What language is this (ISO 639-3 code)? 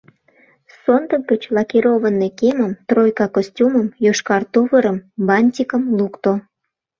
chm